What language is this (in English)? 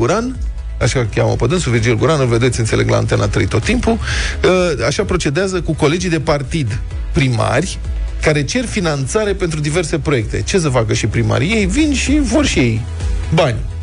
Romanian